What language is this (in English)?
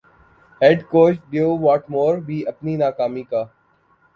Urdu